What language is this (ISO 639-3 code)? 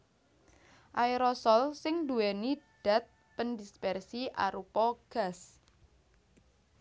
jav